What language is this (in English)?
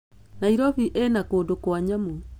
Kikuyu